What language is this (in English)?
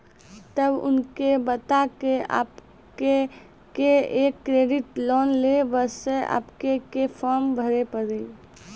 Maithili